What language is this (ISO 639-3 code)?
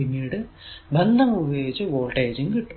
mal